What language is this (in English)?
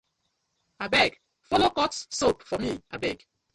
Nigerian Pidgin